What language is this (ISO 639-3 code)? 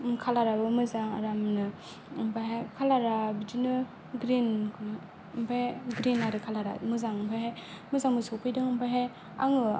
brx